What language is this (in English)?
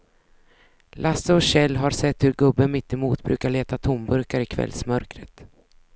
Swedish